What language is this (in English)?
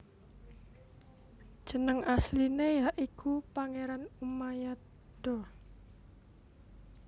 Javanese